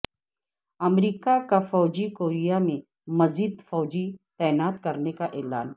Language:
Urdu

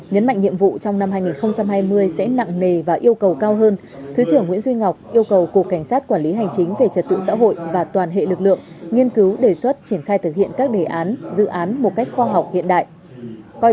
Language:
Vietnamese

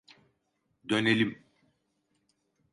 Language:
Turkish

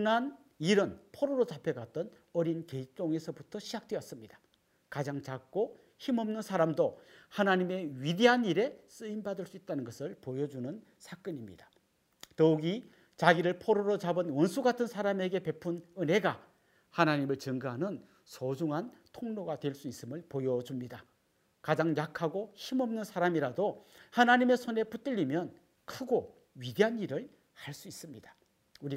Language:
Korean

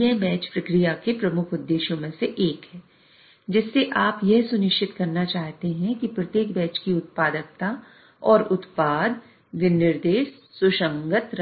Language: Hindi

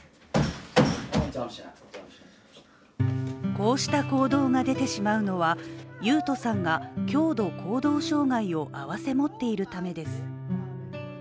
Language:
Japanese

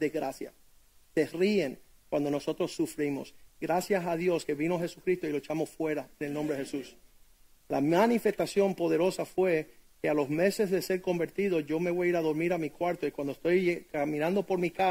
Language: Spanish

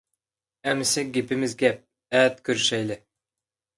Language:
Uyghur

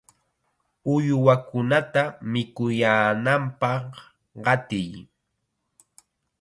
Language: Chiquián Ancash Quechua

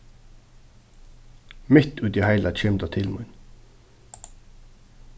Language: Faroese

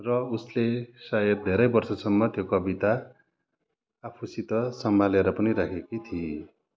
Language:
Nepali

